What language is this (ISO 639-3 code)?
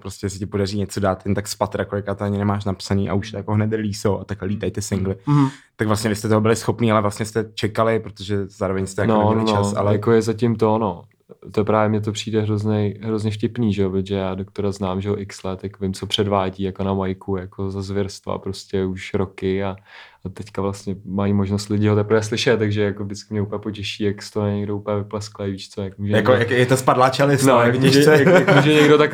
ces